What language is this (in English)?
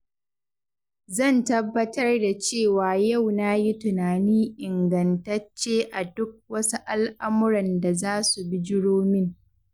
Hausa